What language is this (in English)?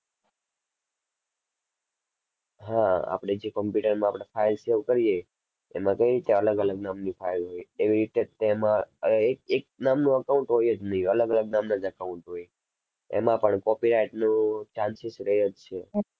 Gujarati